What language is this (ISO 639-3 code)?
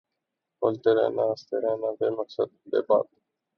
urd